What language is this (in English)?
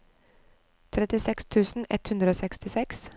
Norwegian